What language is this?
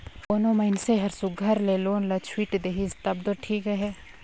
Chhattisgarhi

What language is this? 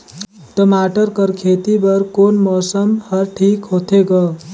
Chhattisgarhi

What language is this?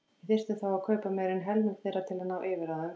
Icelandic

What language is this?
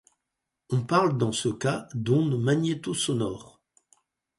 French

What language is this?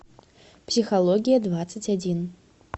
Russian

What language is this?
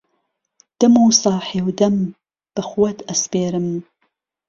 Central Kurdish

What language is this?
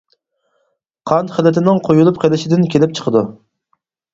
Uyghur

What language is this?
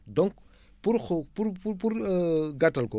Wolof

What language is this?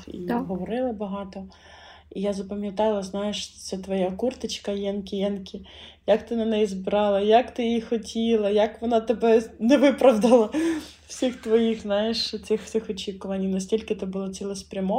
Ukrainian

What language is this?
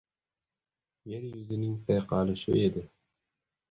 Uzbek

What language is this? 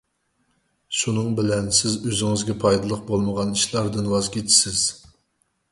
Uyghur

